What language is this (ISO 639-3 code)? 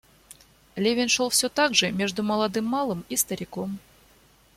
rus